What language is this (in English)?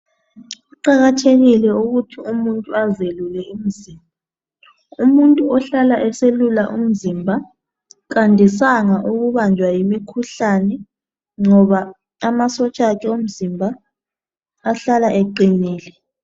North Ndebele